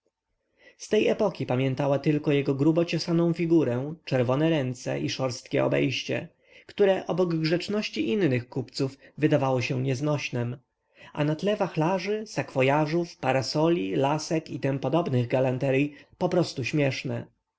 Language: Polish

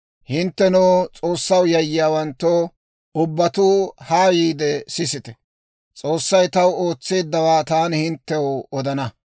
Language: Dawro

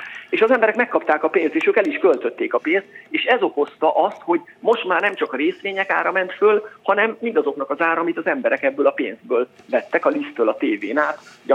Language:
Hungarian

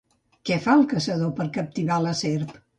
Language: Catalan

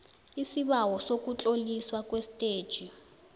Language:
South Ndebele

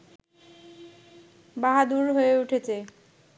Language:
Bangla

